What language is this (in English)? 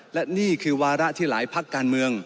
Thai